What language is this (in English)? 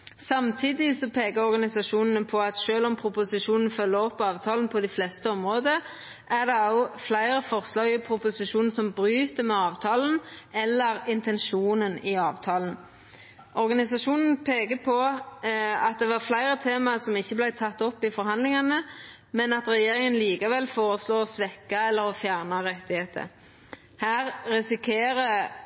Norwegian Nynorsk